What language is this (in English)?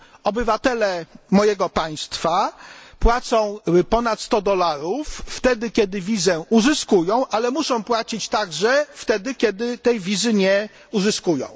Polish